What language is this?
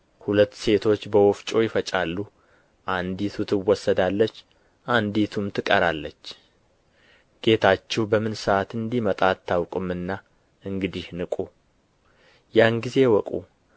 Amharic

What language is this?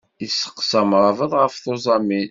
Kabyle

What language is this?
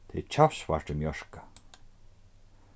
Faroese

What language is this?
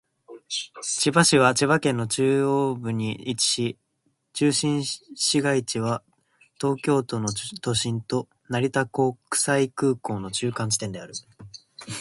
Japanese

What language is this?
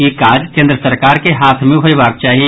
Maithili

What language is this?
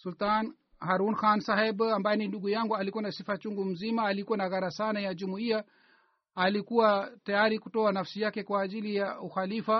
Swahili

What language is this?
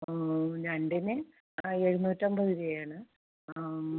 Malayalam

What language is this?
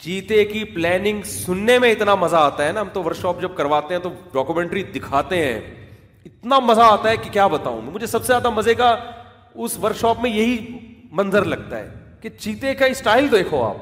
Urdu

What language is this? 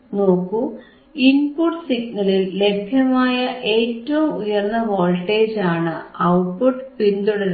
Malayalam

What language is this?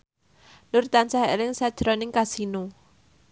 Javanese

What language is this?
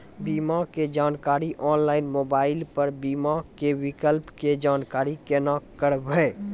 Maithili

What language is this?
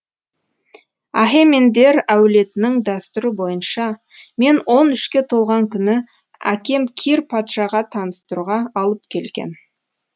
Kazakh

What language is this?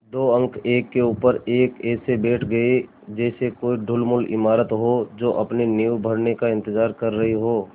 Hindi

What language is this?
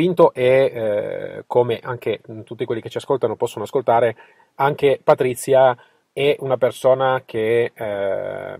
Italian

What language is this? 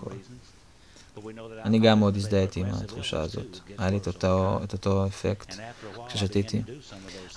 Hebrew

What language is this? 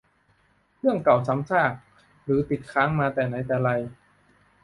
Thai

